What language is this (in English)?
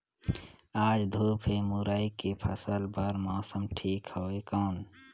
Chhattisgarhi